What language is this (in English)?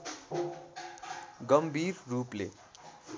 Nepali